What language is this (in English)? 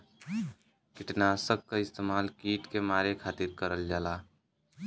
Bhojpuri